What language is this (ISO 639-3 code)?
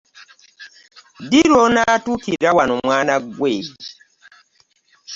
lug